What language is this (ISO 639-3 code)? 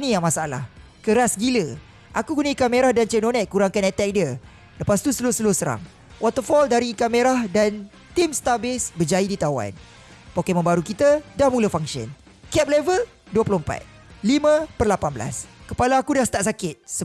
msa